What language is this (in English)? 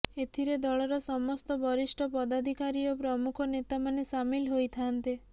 Odia